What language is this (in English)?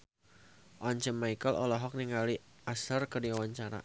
Sundanese